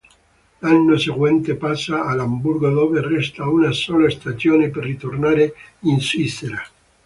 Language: Italian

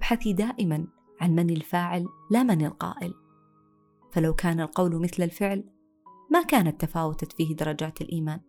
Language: Arabic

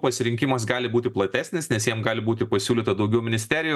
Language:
Lithuanian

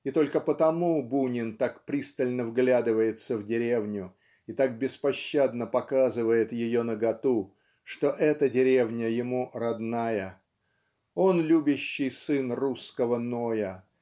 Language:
Russian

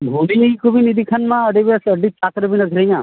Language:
Santali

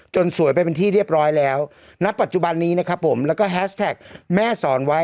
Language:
Thai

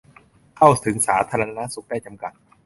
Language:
Thai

